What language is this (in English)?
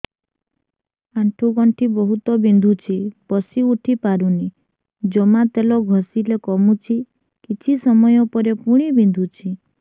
Odia